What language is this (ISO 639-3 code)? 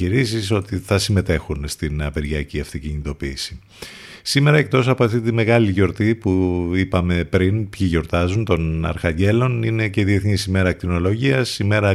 ell